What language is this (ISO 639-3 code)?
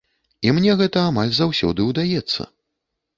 bel